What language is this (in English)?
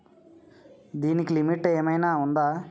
Telugu